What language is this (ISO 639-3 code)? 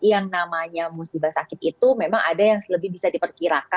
ind